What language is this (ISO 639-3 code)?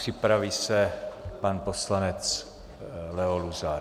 ces